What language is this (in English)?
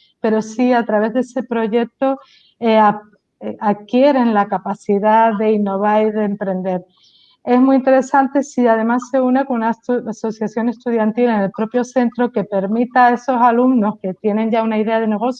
Spanish